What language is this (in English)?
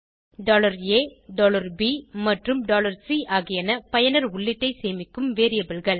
Tamil